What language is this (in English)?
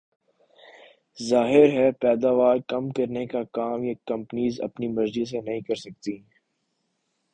Urdu